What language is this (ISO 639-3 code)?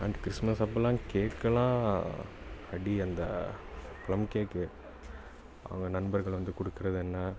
tam